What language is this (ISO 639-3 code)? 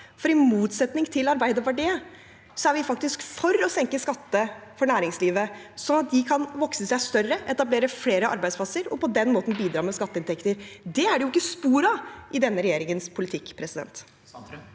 nor